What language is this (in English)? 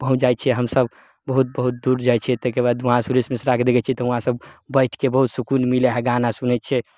Maithili